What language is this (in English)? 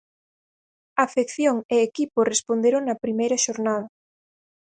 Galician